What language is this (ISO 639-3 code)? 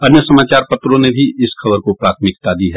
hin